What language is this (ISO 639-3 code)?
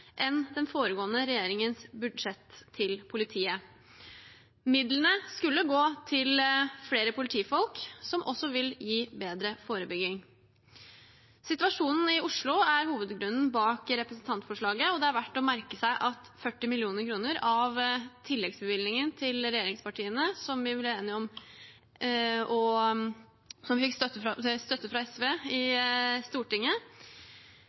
nob